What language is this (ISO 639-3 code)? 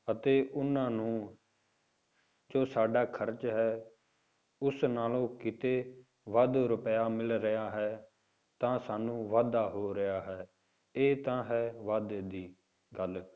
pan